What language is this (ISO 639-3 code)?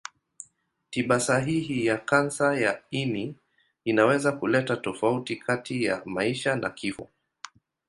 swa